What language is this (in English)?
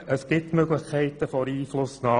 Swiss German